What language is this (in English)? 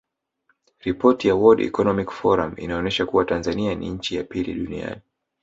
Swahili